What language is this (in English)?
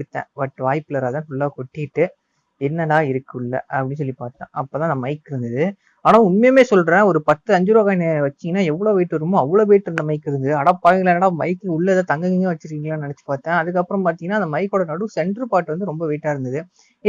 Indonesian